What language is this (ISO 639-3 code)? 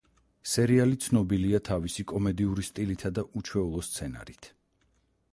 kat